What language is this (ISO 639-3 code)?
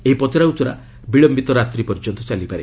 ori